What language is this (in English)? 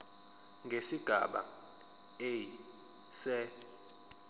Zulu